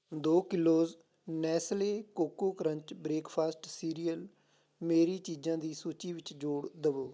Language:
Punjabi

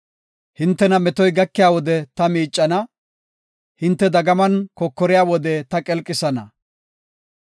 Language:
Gofa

